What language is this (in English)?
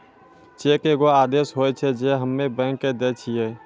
Maithili